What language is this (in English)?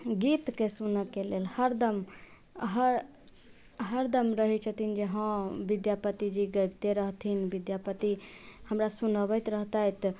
Maithili